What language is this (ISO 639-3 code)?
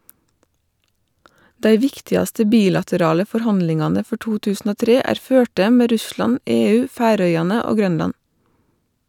nor